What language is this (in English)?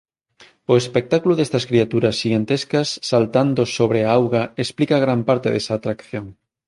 Galician